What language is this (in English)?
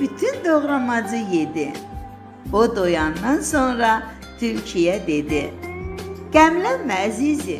Turkish